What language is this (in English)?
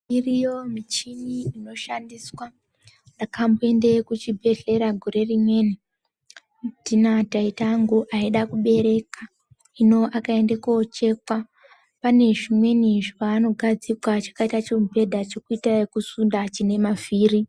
Ndau